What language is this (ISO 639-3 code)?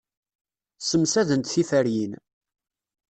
kab